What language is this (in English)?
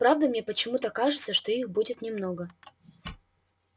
Russian